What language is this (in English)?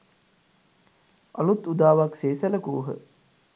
Sinhala